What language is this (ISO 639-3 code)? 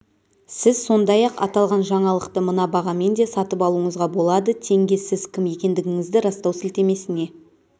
kaz